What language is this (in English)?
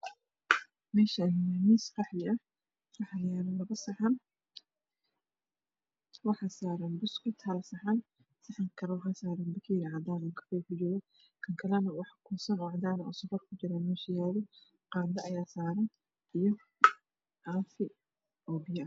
Somali